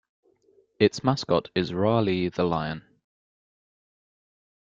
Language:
English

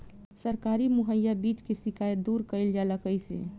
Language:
Bhojpuri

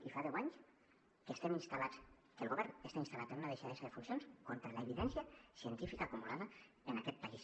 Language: Catalan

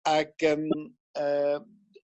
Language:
Welsh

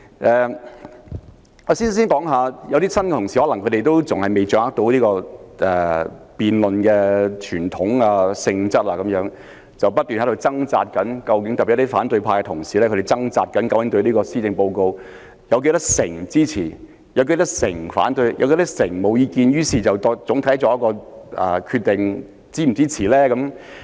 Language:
Cantonese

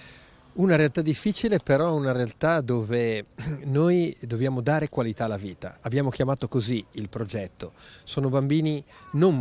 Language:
Italian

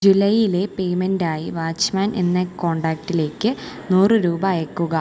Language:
Malayalam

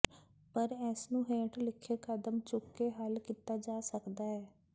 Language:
Punjabi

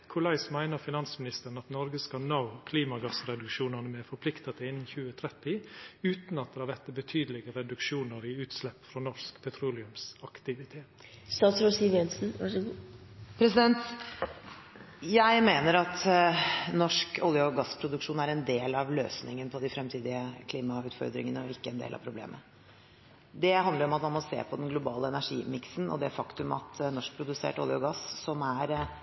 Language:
Norwegian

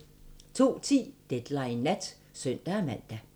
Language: Danish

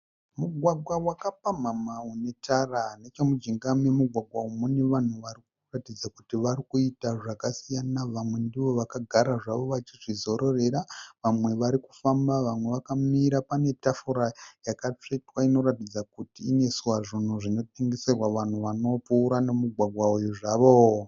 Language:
Shona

